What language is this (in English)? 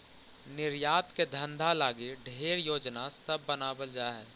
Magahi